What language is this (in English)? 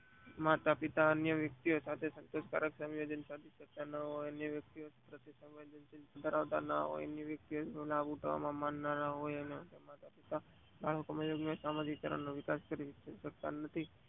Gujarati